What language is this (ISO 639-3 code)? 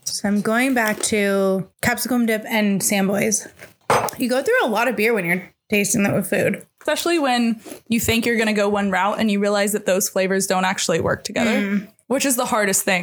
eng